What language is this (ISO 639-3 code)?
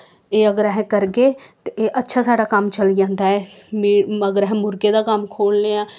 doi